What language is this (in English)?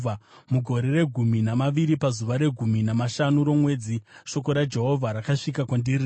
Shona